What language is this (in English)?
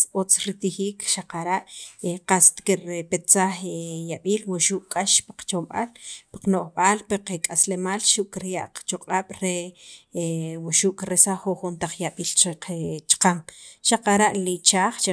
Sacapulteco